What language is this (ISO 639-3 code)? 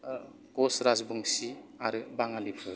brx